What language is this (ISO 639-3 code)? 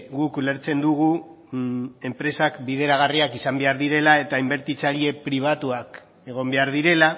eus